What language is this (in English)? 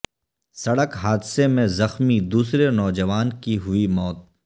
Urdu